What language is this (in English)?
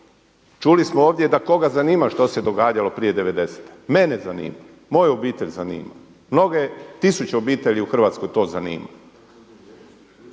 Croatian